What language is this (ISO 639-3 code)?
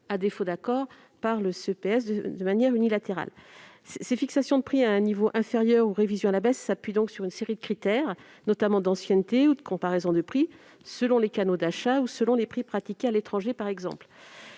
fra